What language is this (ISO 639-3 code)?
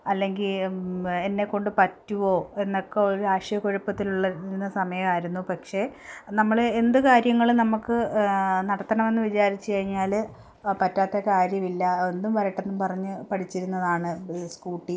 mal